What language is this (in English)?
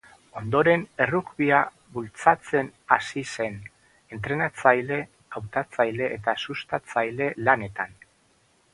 Basque